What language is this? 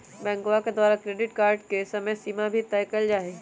Magahi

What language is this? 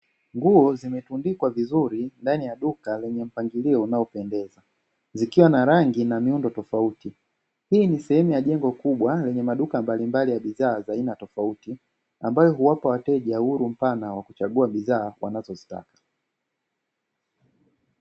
Swahili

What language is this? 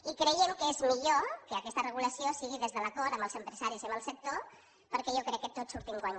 Catalan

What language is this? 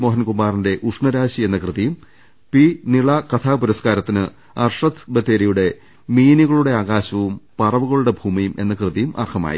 Malayalam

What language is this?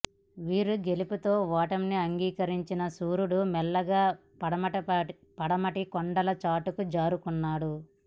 Telugu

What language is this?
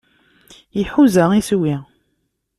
Kabyle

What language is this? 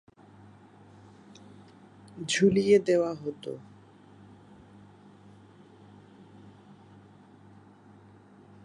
Bangla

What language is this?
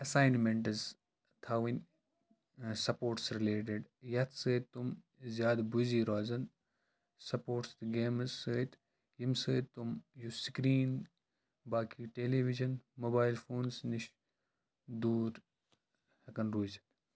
Kashmiri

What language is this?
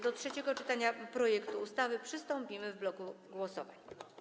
Polish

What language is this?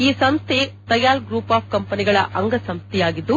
Kannada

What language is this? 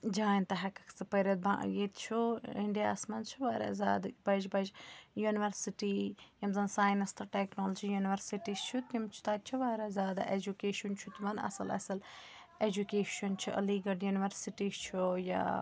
Kashmiri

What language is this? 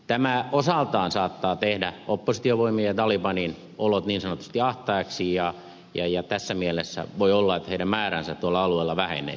Finnish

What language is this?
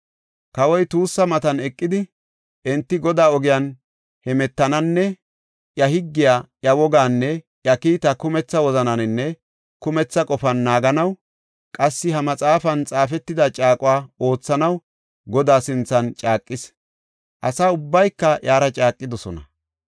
Gofa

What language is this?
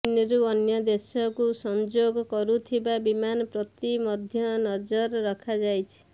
Odia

